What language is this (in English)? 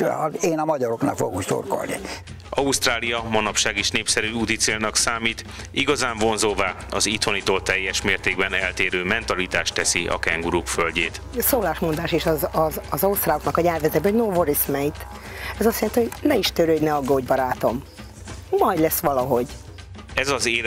Hungarian